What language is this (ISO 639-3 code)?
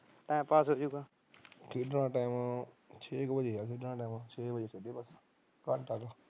pan